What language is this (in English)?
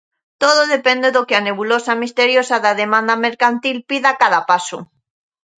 Galician